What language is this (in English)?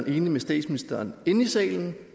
Danish